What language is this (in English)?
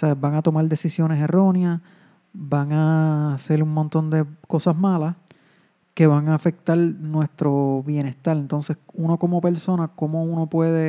Spanish